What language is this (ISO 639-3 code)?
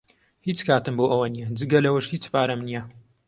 ckb